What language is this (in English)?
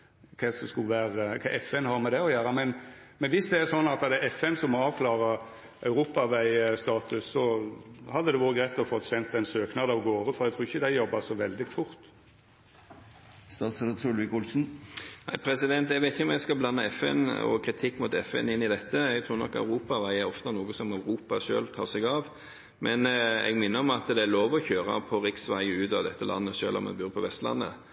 Norwegian